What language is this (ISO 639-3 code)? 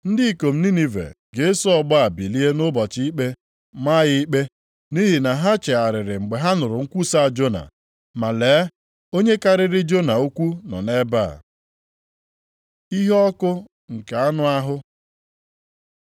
ibo